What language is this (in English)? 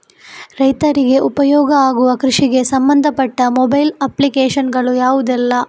Kannada